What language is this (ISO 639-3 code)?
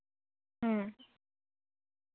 sat